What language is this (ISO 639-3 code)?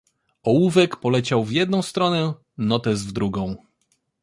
pol